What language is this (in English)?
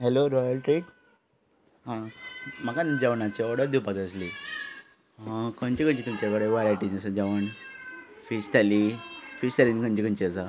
Konkani